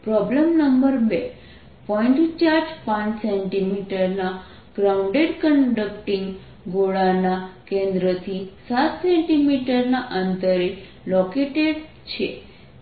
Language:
Gujarati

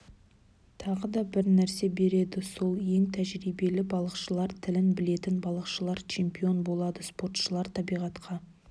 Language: Kazakh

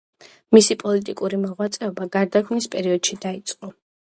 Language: Georgian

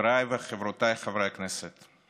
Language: Hebrew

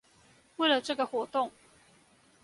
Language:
Chinese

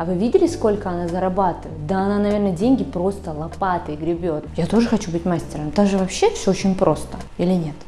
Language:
Russian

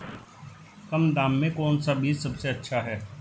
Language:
Hindi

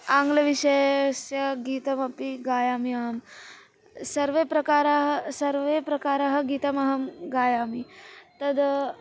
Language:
Sanskrit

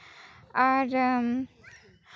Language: Santali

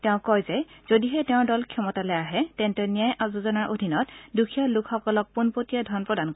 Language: Assamese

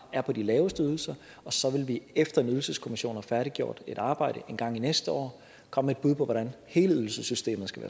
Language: Danish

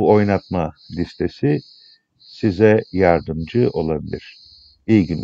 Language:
Turkish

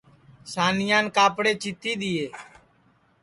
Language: Sansi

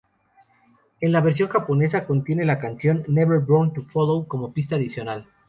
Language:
Spanish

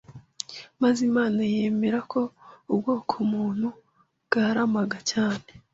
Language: Kinyarwanda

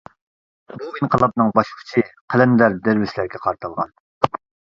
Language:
Uyghur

